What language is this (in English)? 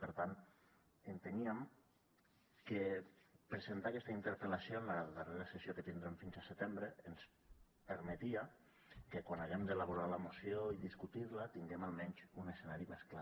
Catalan